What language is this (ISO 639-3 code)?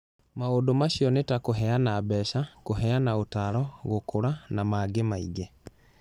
kik